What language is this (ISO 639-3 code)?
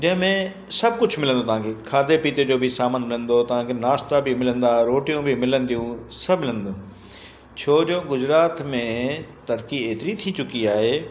snd